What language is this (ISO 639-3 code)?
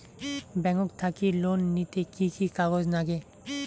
ben